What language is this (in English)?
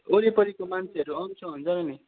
Nepali